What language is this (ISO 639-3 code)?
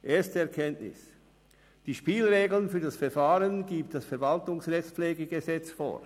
gsw